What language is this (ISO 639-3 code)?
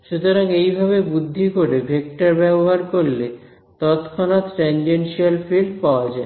ben